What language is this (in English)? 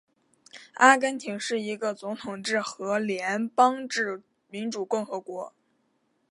Chinese